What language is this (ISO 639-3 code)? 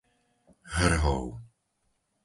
slk